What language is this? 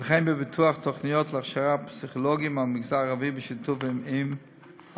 Hebrew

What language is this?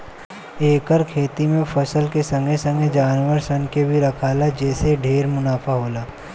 Bhojpuri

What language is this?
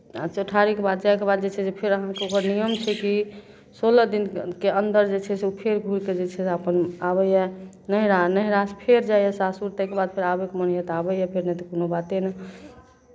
Maithili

